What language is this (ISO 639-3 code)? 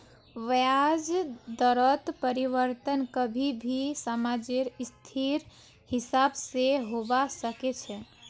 mag